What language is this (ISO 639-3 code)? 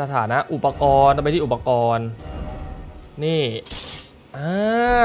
tha